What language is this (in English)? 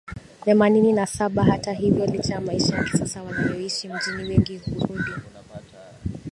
Swahili